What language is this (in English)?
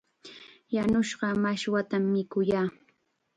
Chiquián Ancash Quechua